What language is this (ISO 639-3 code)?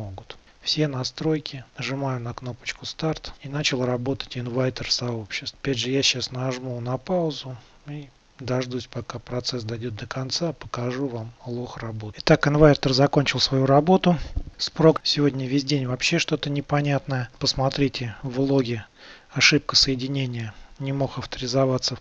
rus